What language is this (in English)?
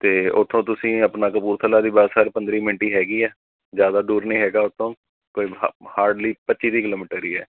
Punjabi